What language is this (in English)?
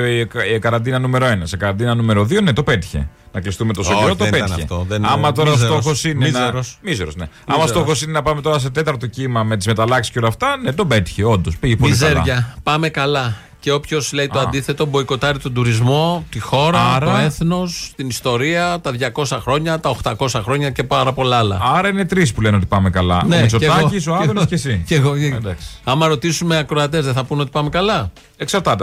Greek